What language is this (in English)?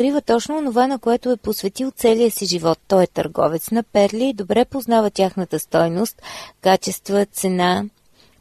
Bulgarian